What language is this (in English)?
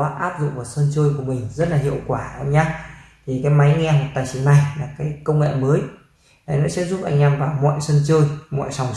Vietnamese